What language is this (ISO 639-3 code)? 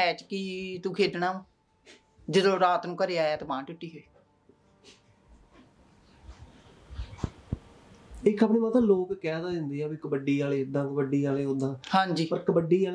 pan